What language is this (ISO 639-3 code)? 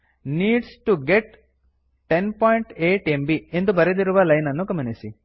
kan